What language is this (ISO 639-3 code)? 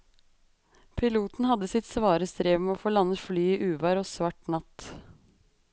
nor